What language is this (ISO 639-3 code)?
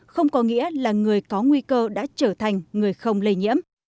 vie